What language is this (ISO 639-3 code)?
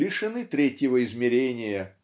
rus